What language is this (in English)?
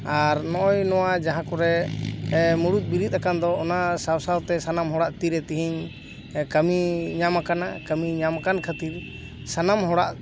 Santali